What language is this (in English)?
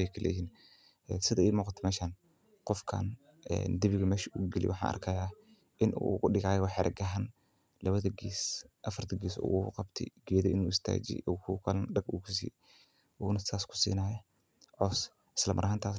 Somali